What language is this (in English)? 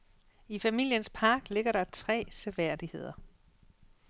Danish